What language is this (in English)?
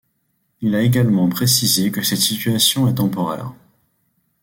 French